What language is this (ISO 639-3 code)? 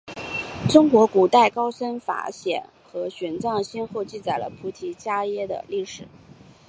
zho